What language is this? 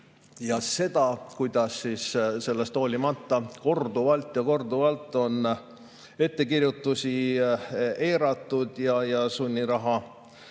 Estonian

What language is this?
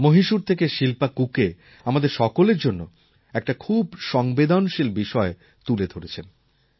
Bangla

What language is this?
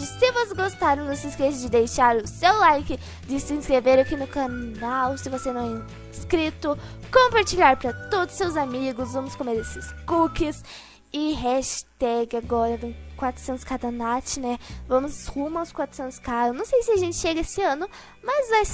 Portuguese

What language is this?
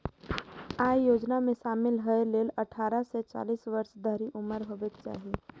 Maithili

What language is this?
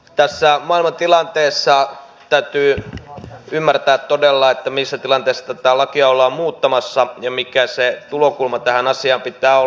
Finnish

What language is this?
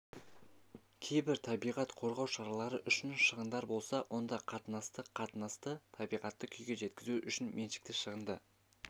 Kazakh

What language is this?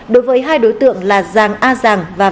Vietnamese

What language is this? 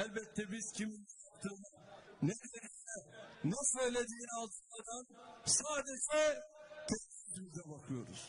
Turkish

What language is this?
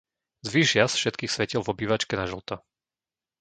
Slovak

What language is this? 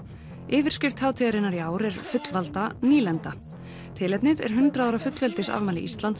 Icelandic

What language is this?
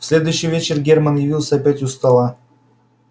Russian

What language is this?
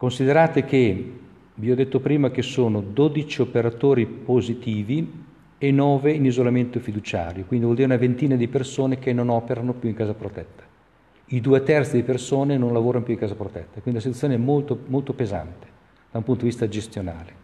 Italian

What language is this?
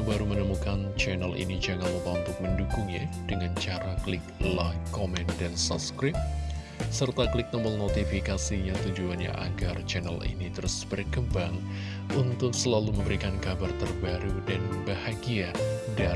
Indonesian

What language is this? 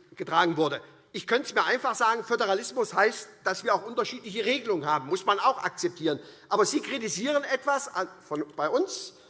German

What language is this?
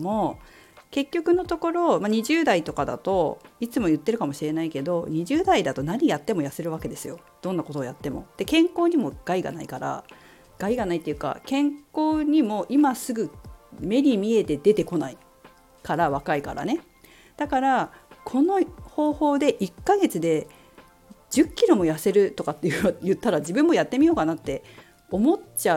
Japanese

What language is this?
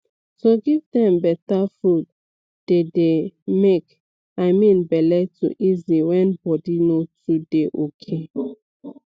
Nigerian Pidgin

